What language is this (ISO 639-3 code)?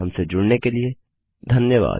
hin